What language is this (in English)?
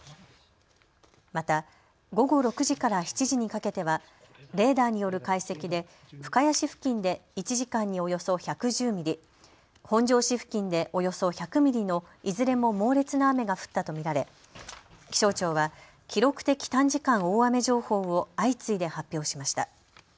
Japanese